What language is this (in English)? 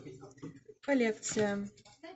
Russian